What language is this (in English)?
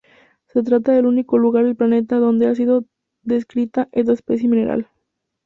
Spanish